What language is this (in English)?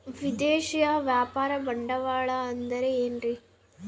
Kannada